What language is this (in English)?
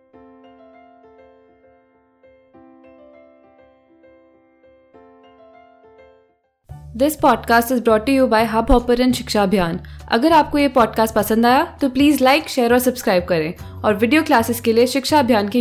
Hindi